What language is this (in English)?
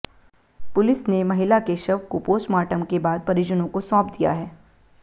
Hindi